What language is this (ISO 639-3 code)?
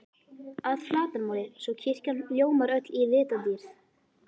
isl